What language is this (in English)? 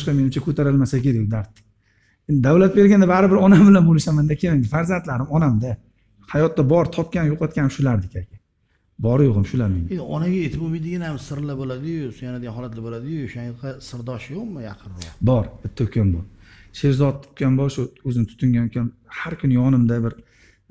Turkish